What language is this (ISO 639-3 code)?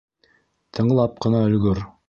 bak